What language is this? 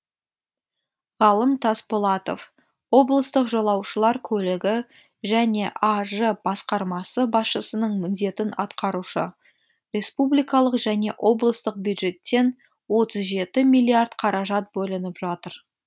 Kazakh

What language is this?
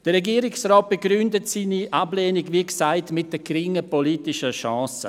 Swiss German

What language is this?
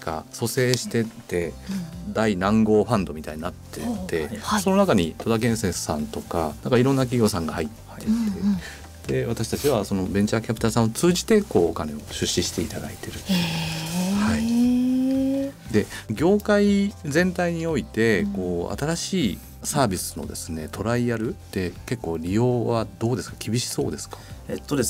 Japanese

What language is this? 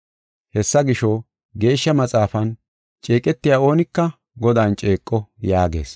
Gofa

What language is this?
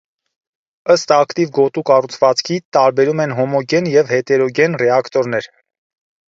Armenian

